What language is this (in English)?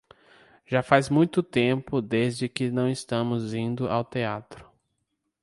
Portuguese